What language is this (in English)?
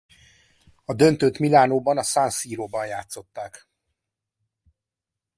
Hungarian